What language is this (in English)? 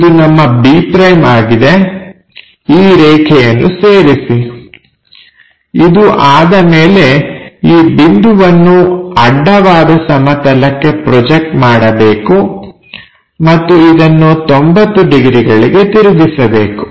Kannada